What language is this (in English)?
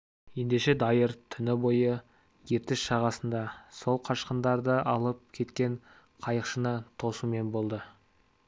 Kazakh